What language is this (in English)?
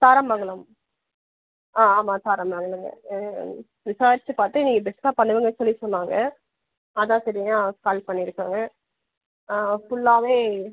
Tamil